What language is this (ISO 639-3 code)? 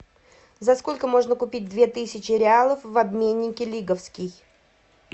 rus